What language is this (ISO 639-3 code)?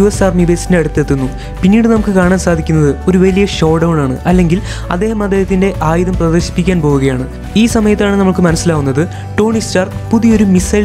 tur